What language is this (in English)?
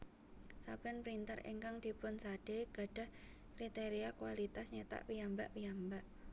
Javanese